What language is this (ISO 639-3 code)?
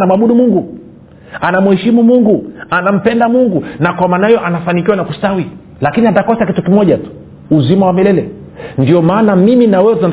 swa